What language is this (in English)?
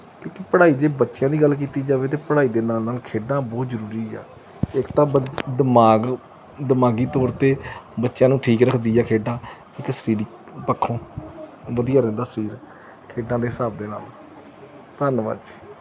Punjabi